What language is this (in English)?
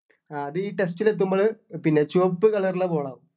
Malayalam